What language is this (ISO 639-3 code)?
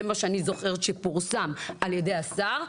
heb